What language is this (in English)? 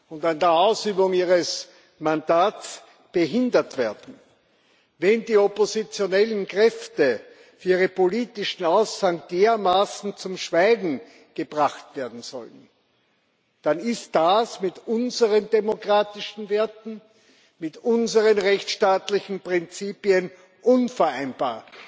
German